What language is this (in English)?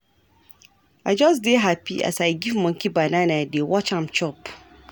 Nigerian Pidgin